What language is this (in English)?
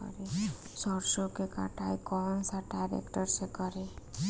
Bhojpuri